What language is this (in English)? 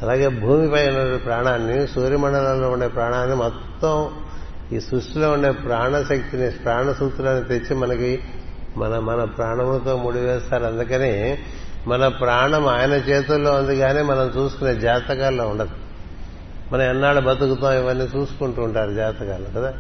Telugu